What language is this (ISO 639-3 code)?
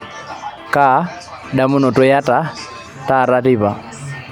mas